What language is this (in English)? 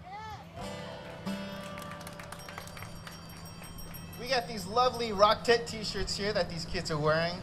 English